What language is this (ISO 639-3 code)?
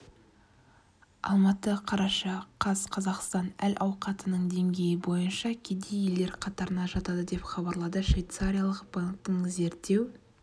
kaz